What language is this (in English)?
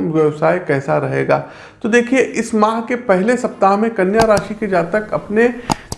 Hindi